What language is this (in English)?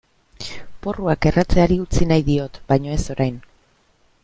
Basque